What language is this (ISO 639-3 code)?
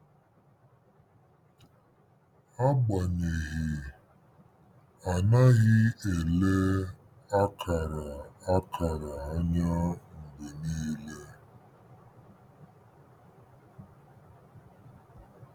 ibo